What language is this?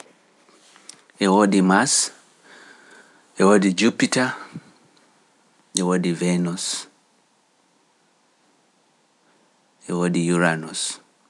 Pular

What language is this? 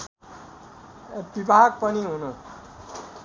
Nepali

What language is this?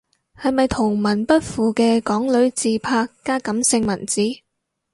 Cantonese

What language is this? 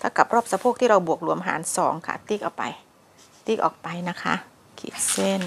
Thai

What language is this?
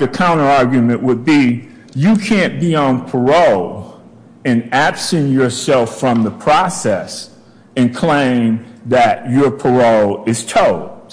English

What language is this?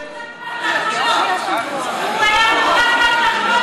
Hebrew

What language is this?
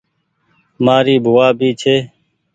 Goaria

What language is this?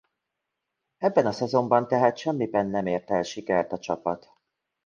Hungarian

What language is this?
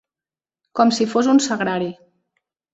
Catalan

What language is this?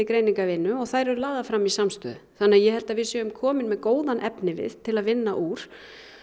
Icelandic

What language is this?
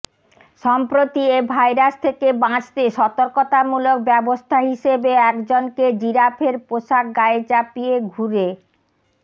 Bangla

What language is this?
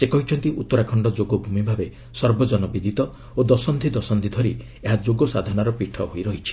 Odia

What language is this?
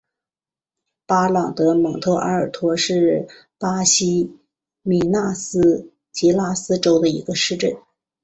Chinese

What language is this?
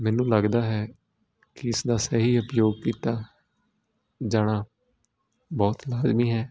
Punjabi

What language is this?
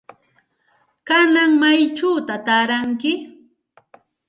Santa Ana de Tusi Pasco Quechua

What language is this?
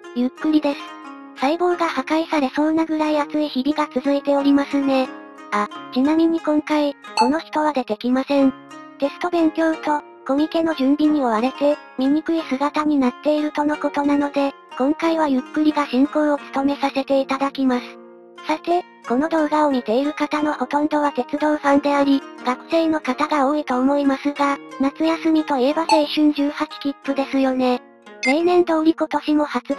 Japanese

